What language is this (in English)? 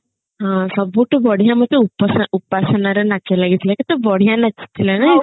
Odia